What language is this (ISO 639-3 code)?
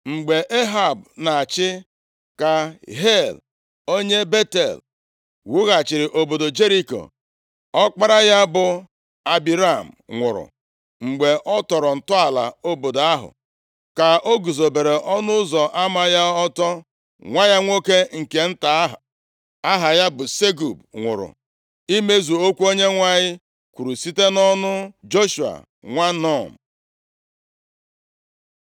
ibo